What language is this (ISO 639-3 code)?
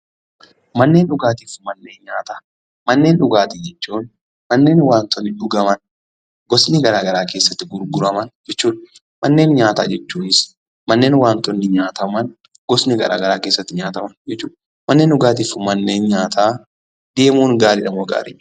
orm